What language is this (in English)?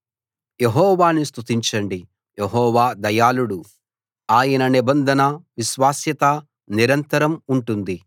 Telugu